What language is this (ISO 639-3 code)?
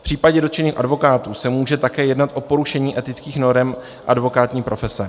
ces